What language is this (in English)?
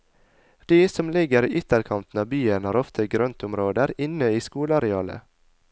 Norwegian